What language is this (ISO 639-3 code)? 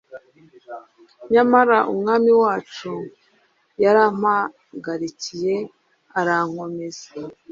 kin